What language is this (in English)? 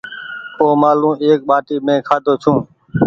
Goaria